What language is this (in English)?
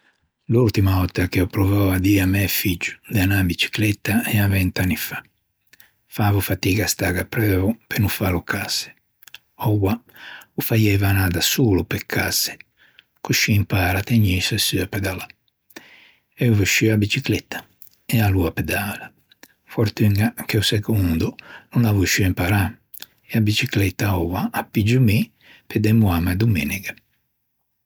Ligurian